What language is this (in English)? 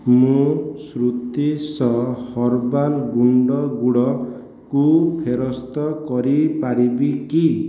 Odia